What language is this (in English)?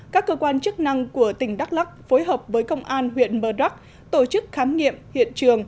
Vietnamese